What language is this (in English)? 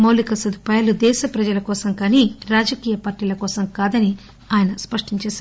Telugu